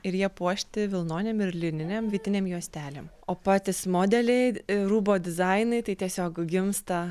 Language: Lithuanian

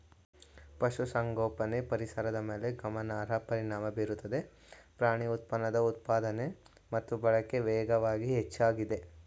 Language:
Kannada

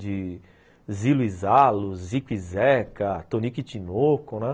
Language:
Portuguese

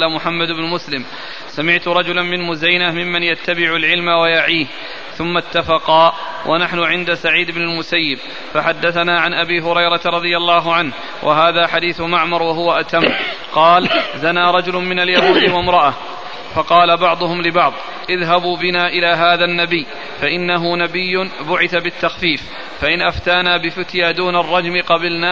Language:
Arabic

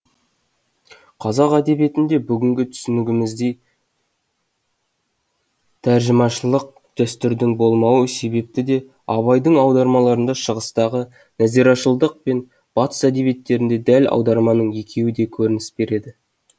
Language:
Kazakh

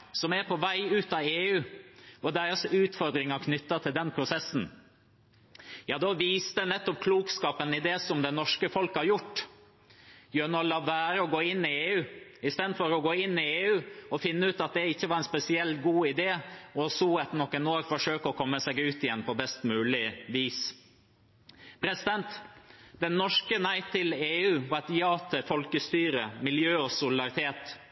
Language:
Norwegian Bokmål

